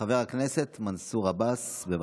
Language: Hebrew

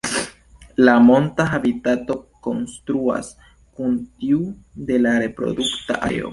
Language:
Esperanto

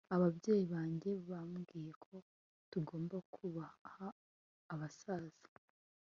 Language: Kinyarwanda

